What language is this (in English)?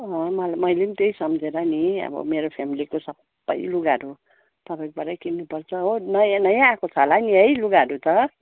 Nepali